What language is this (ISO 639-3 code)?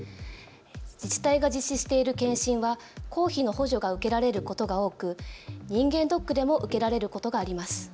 jpn